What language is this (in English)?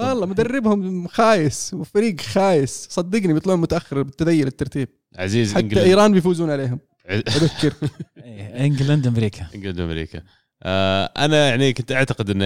Arabic